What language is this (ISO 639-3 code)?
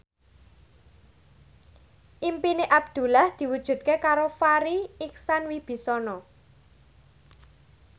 jav